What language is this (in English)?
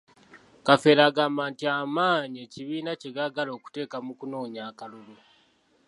Ganda